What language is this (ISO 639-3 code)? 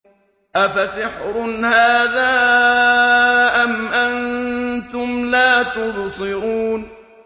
ara